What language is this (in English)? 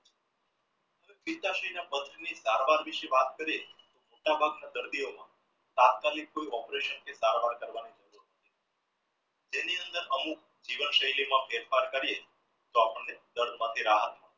Gujarati